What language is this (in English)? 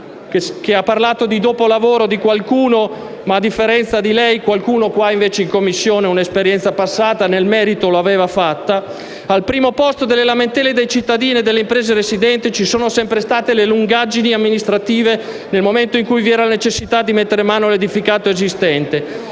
Italian